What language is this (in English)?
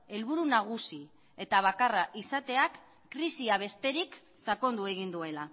Basque